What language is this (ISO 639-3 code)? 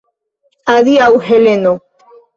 epo